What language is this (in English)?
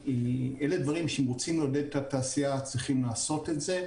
Hebrew